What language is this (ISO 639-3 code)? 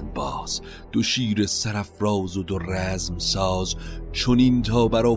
fas